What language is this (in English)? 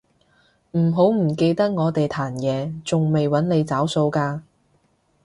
Cantonese